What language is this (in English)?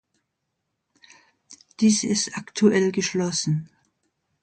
German